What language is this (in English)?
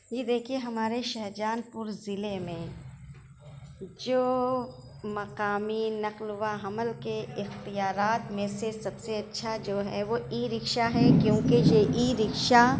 Urdu